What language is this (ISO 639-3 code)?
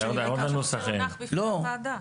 heb